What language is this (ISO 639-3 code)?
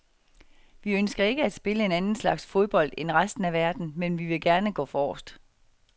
dan